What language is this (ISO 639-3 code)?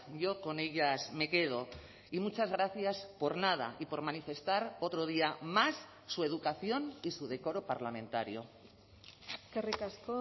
spa